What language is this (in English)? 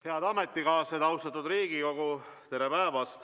Estonian